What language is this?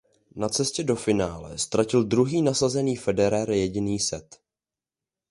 Czech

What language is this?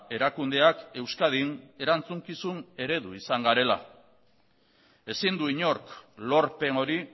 Basque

